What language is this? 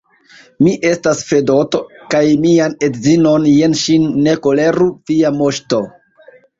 Esperanto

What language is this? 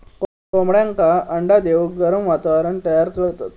Marathi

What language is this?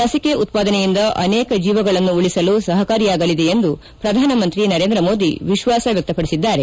Kannada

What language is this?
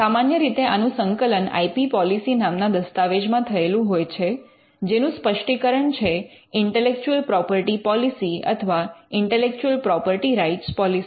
Gujarati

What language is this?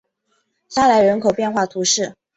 Chinese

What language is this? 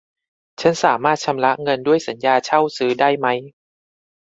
Thai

